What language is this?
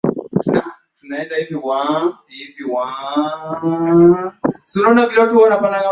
Swahili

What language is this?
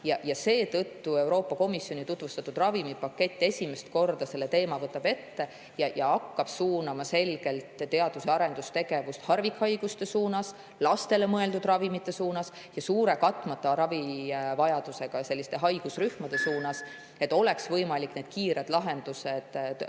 Estonian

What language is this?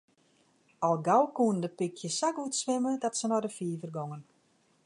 Western Frisian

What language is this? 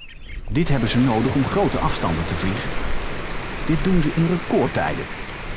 Dutch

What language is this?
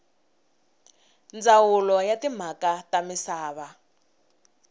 Tsonga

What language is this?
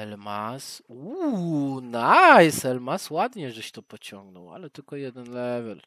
Polish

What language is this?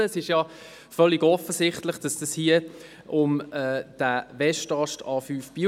Swiss German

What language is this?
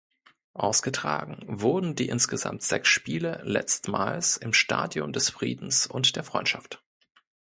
German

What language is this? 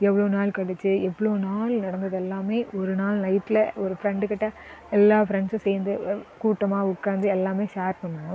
Tamil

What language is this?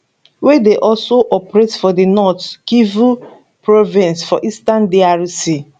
Nigerian Pidgin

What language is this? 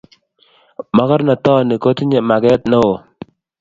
Kalenjin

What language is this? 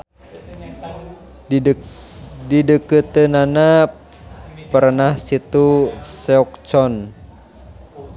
Sundanese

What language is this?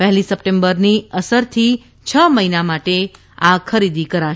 Gujarati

